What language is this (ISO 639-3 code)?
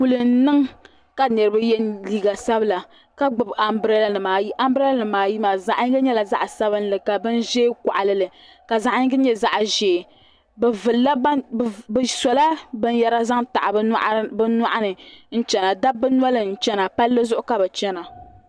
dag